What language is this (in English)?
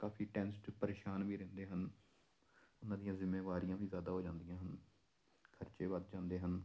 Punjabi